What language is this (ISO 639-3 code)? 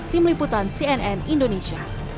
ind